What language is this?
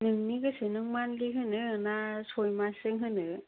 Bodo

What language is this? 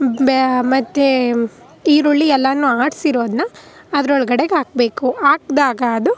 Kannada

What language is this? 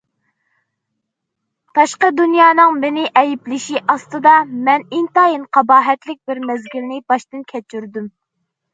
Uyghur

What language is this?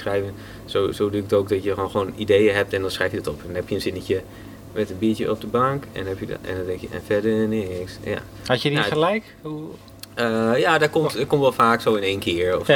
Dutch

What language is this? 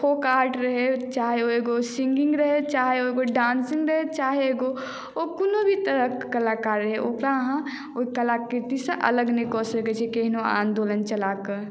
Maithili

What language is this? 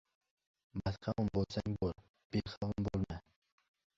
Uzbek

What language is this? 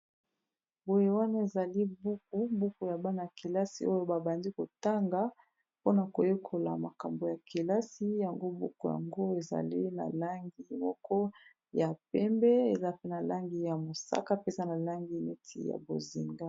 Lingala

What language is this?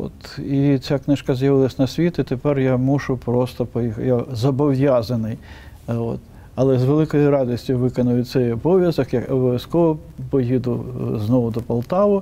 Ukrainian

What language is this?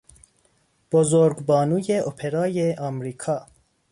Persian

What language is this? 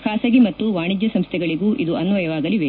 Kannada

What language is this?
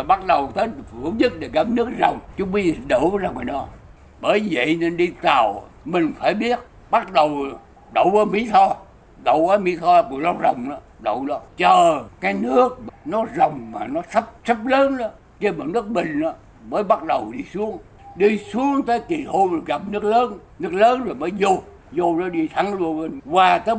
Vietnamese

